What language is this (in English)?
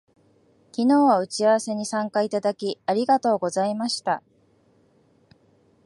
Japanese